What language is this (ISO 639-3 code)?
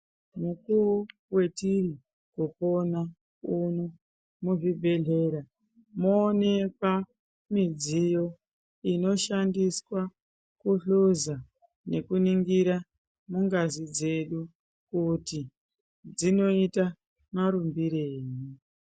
ndc